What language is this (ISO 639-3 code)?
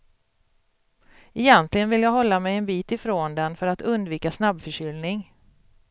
swe